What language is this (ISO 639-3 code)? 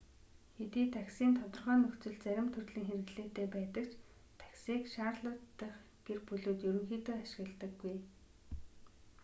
mon